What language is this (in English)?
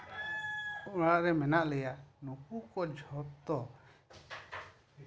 Santali